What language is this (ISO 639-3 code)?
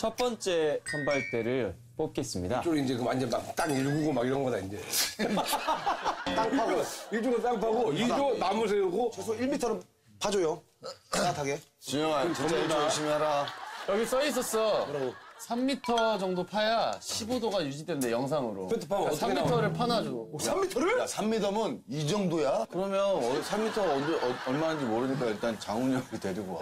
kor